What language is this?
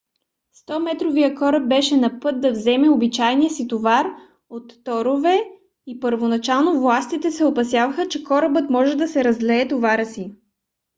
Bulgarian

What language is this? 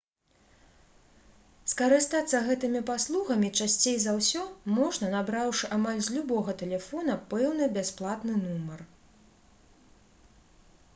Belarusian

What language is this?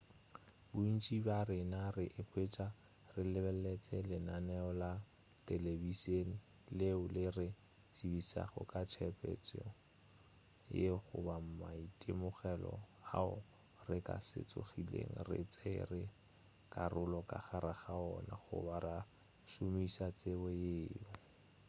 Northern Sotho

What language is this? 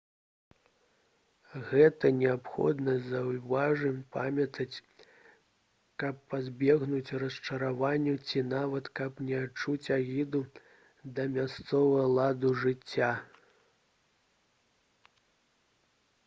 Belarusian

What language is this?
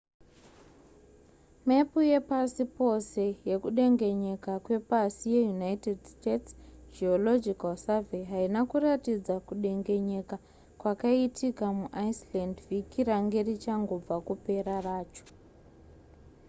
Shona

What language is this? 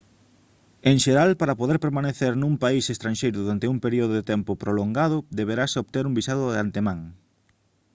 Galician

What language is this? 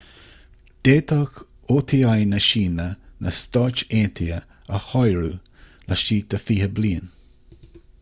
Irish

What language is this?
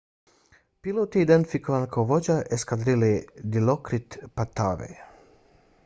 Bosnian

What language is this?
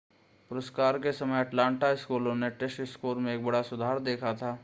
Hindi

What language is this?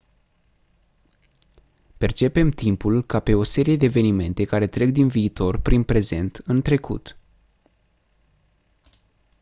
Romanian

